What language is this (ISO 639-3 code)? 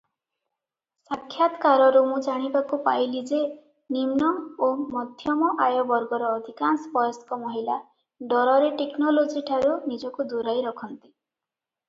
ori